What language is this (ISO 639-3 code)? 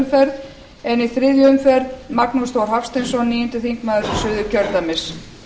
isl